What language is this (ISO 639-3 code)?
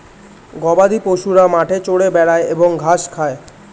ben